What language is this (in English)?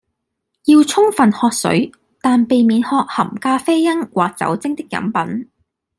Cantonese